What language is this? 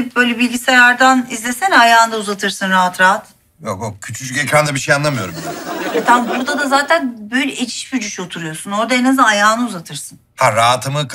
Turkish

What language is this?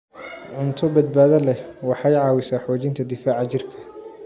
Somali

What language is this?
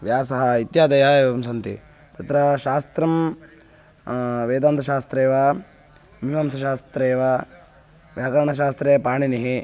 Sanskrit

